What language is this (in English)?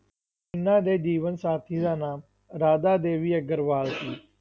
Punjabi